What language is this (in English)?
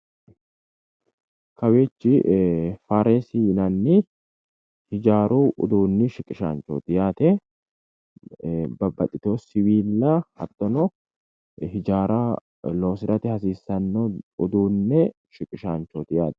Sidamo